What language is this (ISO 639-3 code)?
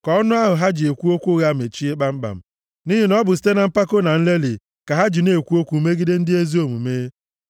ibo